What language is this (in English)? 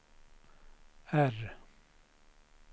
Swedish